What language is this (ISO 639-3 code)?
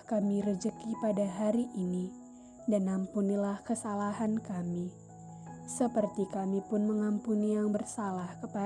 ind